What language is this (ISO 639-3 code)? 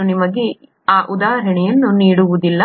kan